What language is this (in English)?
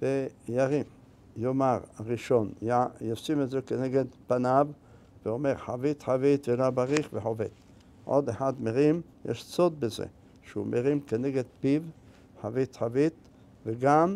Hebrew